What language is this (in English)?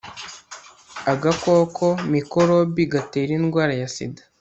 Kinyarwanda